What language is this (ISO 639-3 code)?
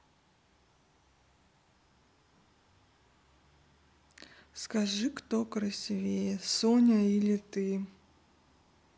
rus